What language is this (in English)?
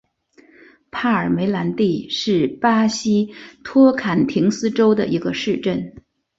Chinese